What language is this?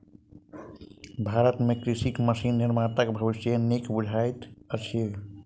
Maithili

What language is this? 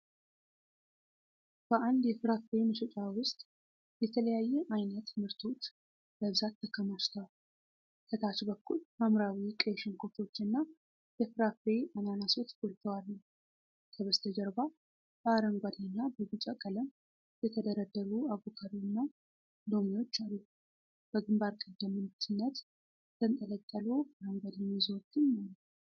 Amharic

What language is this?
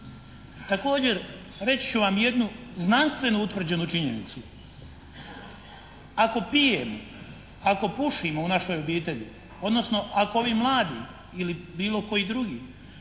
Croatian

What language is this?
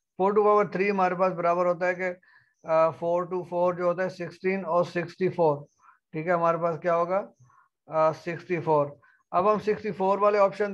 Hindi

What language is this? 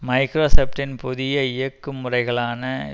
Tamil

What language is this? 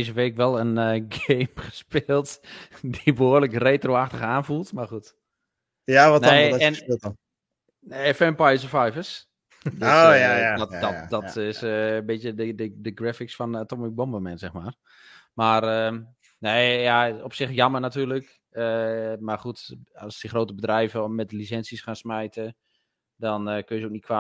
Dutch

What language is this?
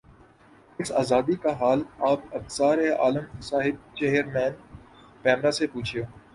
Urdu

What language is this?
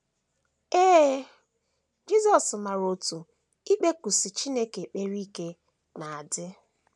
Igbo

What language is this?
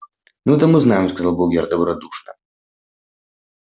Russian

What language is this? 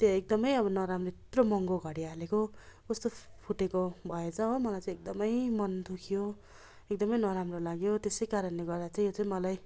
Nepali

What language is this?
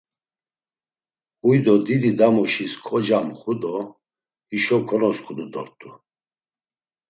Laz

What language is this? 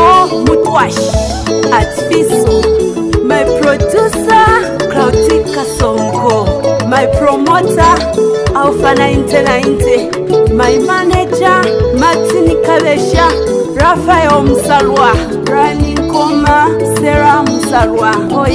Romanian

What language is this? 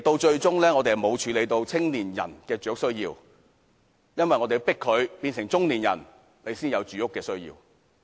Cantonese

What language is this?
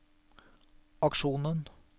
Norwegian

